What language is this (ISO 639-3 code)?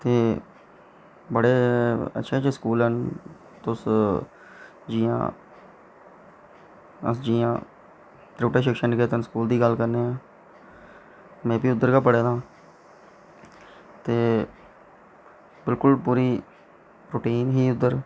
doi